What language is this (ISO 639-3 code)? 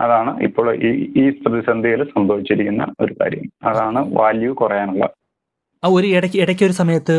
mal